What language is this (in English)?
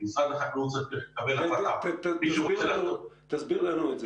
Hebrew